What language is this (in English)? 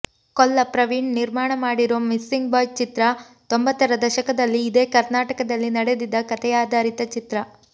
Kannada